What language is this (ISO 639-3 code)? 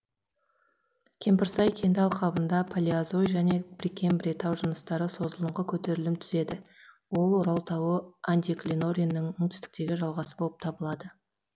kaz